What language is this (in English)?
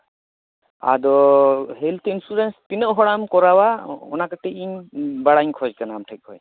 Santali